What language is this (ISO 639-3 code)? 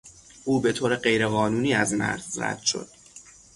fas